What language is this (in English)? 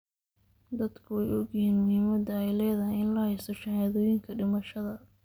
Somali